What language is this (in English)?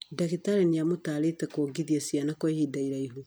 Kikuyu